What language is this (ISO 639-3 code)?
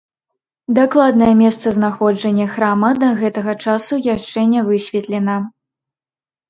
bel